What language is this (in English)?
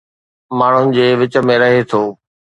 Sindhi